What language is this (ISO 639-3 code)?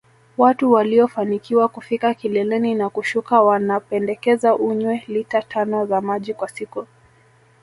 swa